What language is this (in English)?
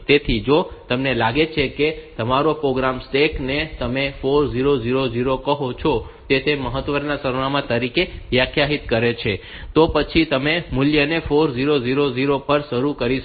Gujarati